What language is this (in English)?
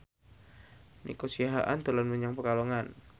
Javanese